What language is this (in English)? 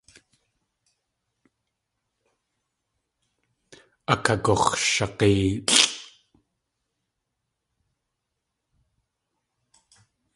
Tlingit